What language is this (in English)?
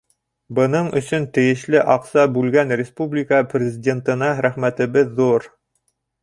Bashkir